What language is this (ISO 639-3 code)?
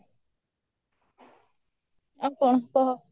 ori